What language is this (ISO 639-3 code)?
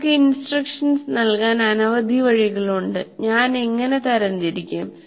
mal